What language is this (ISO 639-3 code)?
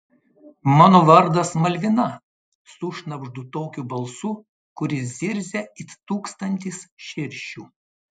lit